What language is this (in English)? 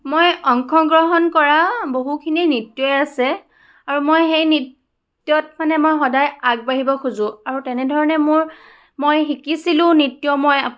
Assamese